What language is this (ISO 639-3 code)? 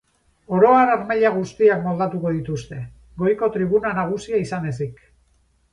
eus